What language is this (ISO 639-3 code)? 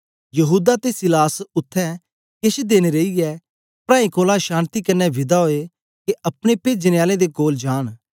doi